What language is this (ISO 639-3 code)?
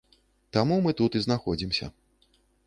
bel